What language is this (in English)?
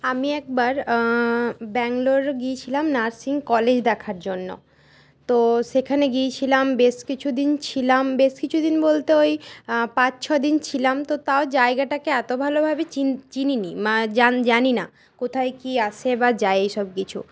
Bangla